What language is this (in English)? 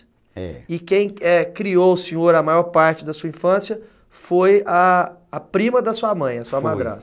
Portuguese